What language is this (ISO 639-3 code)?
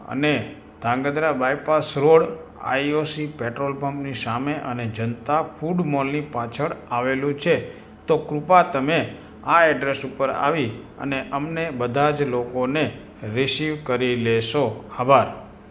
guj